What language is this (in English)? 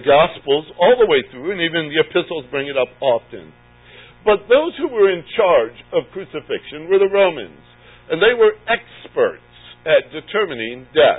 English